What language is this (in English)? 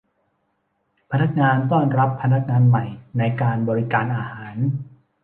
Thai